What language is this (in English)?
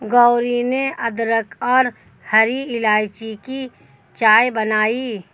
Hindi